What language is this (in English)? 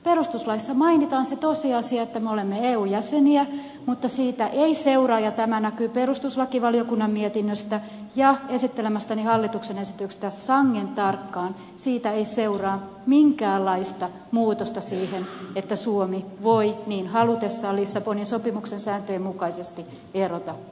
Finnish